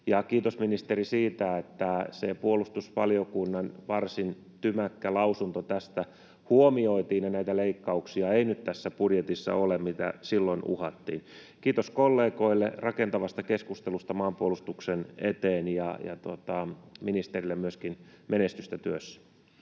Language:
Finnish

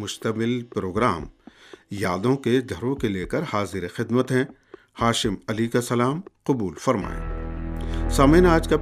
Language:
Urdu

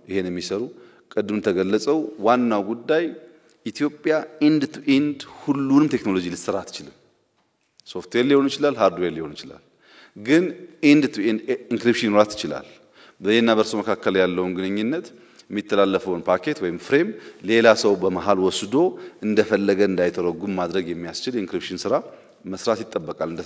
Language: Dutch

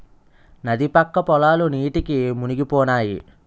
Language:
Telugu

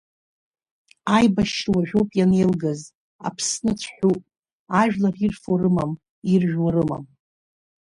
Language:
Abkhazian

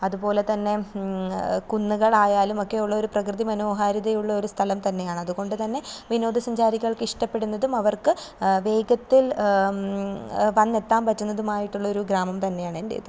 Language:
Malayalam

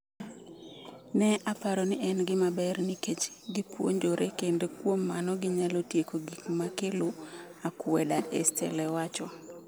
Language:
Luo (Kenya and Tanzania)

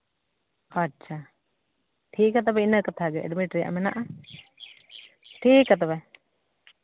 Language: Santali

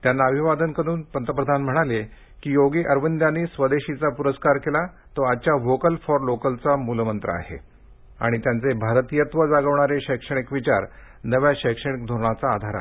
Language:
Marathi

